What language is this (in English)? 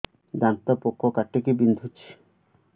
Odia